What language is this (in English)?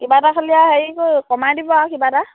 Assamese